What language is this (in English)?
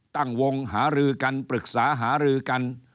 Thai